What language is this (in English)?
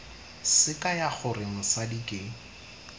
Tswana